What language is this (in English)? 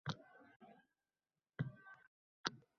Uzbek